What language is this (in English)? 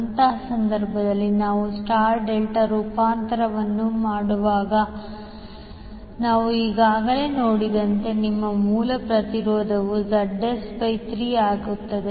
Kannada